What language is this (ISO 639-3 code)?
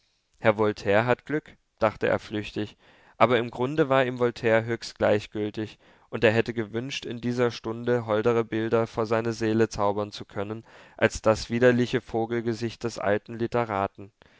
deu